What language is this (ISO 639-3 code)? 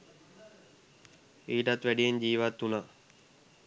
sin